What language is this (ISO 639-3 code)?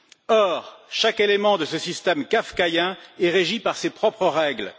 fra